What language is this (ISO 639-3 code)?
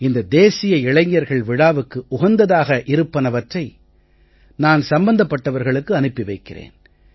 tam